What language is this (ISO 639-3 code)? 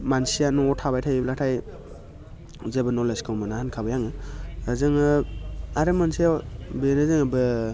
brx